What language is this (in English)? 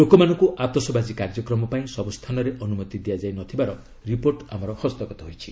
Odia